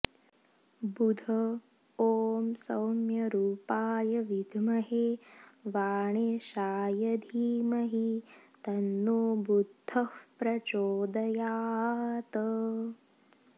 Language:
Sanskrit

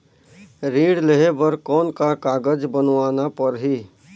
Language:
Chhattisgarhi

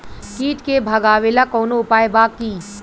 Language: Bhojpuri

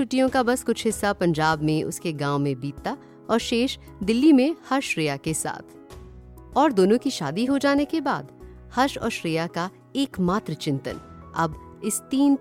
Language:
Hindi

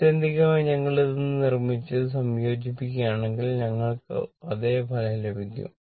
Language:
Malayalam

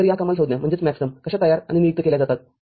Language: Marathi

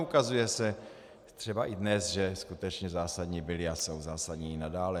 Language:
Czech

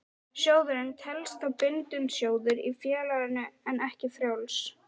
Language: Icelandic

